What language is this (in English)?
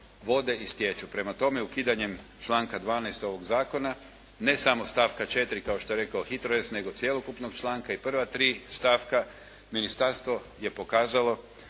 Croatian